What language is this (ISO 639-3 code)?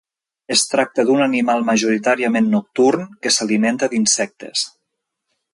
cat